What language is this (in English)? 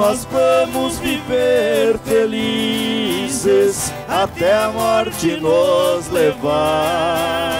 Portuguese